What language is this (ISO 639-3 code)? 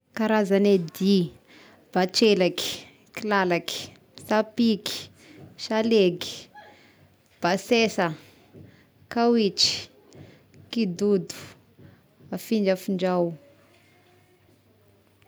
tkg